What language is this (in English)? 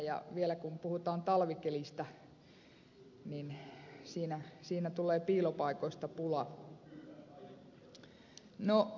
Finnish